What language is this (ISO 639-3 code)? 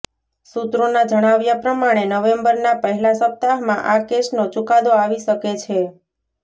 guj